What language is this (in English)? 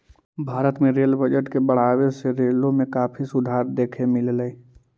Magahi